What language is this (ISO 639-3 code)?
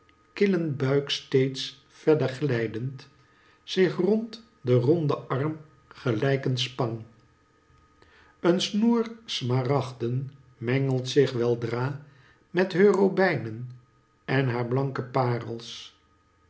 nld